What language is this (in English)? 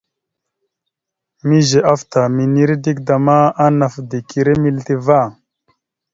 Mada (Cameroon)